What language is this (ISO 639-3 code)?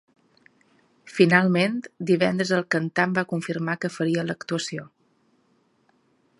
cat